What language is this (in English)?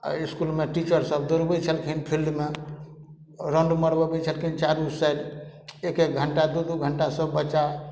Maithili